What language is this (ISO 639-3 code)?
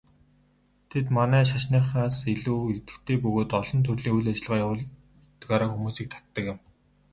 mon